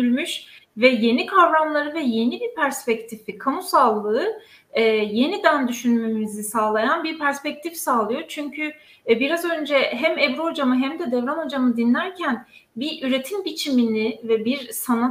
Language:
Turkish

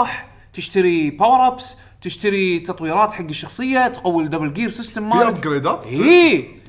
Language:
Arabic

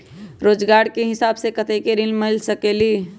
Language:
Magahi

